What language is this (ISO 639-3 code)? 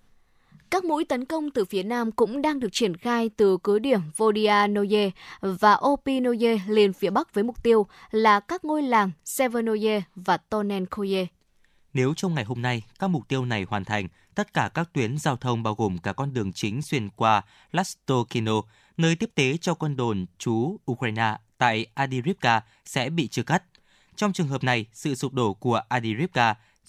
vie